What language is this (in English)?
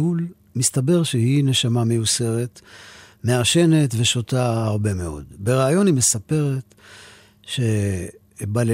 Hebrew